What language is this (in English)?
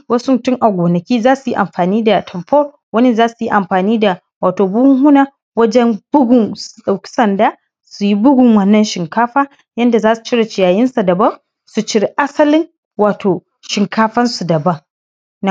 Hausa